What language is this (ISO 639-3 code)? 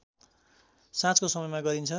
nep